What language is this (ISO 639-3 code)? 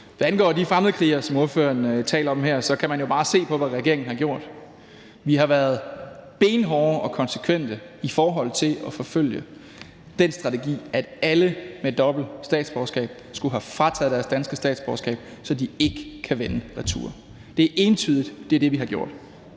dan